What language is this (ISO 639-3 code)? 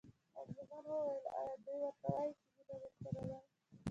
pus